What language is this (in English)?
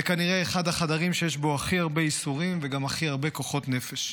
Hebrew